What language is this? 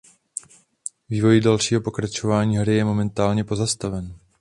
Czech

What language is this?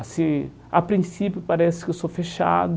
Portuguese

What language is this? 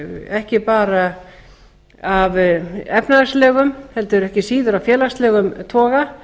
Icelandic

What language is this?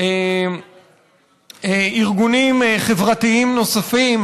Hebrew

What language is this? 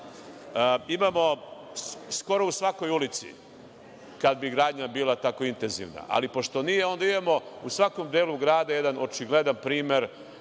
Serbian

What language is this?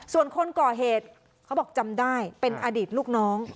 Thai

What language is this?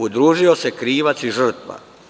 Serbian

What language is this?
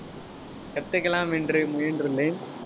Tamil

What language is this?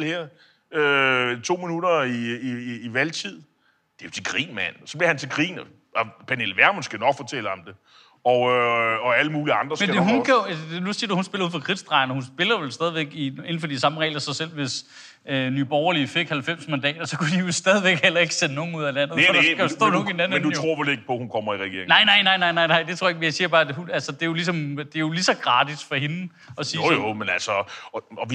Danish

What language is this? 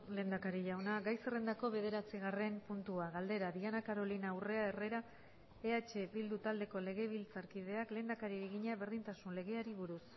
Basque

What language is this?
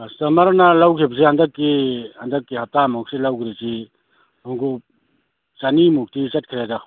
Manipuri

